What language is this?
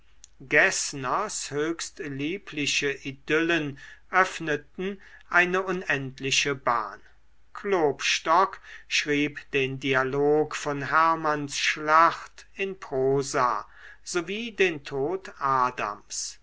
German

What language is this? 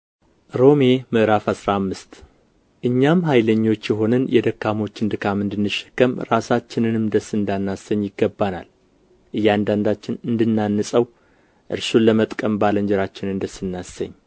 Amharic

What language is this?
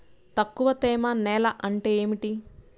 Telugu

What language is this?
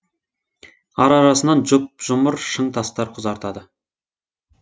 Kazakh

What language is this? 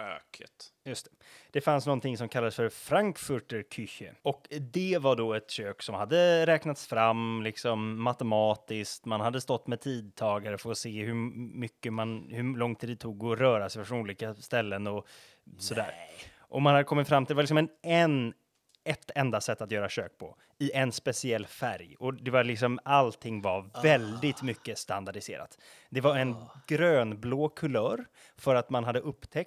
Swedish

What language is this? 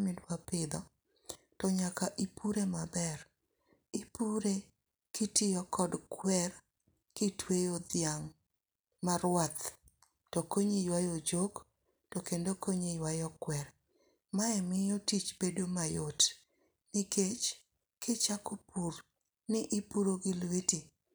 Luo (Kenya and Tanzania)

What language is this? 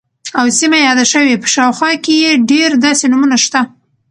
Pashto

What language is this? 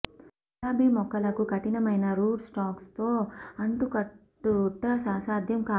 Telugu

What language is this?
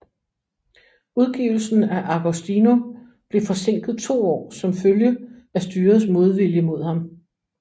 Danish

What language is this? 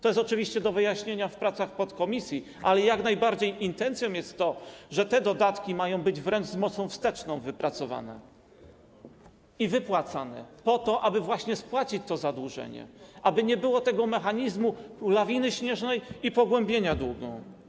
Polish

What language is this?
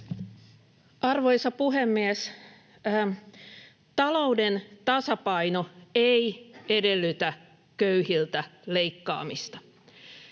Finnish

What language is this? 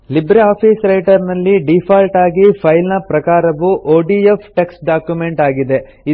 Kannada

